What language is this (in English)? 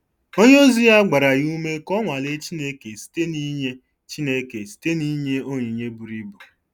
Igbo